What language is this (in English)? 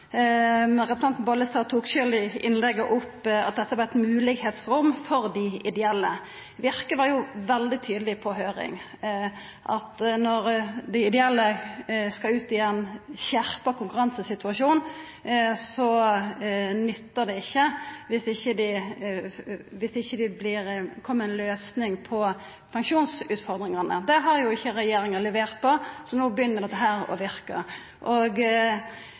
Norwegian Nynorsk